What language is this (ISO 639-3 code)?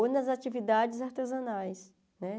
por